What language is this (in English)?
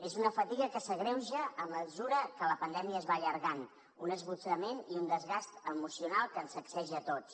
Catalan